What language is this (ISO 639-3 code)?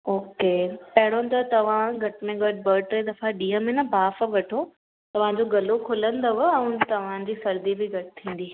snd